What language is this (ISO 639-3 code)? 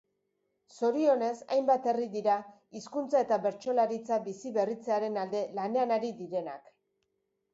eus